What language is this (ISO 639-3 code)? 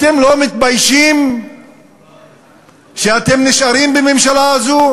heb